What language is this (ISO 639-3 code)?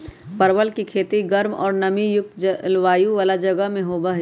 mag